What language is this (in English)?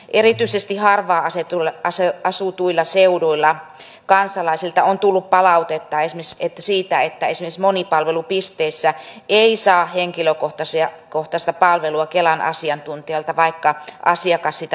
Finnish